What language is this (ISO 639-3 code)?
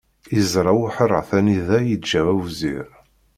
kab